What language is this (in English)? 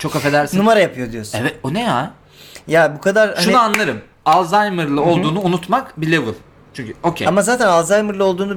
Turkish